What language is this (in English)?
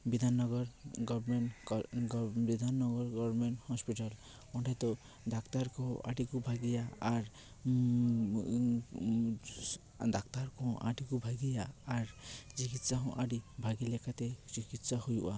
Santali